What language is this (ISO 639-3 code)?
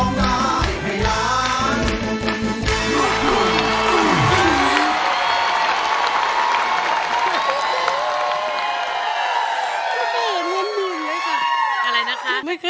tha